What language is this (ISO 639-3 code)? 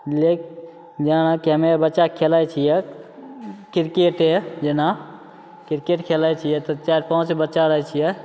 mai